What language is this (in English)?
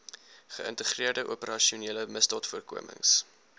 Afrikaans